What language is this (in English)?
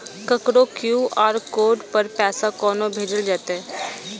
Maithili